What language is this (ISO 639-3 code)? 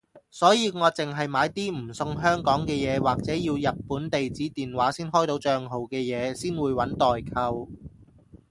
yue